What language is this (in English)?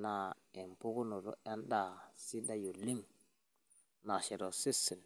Masai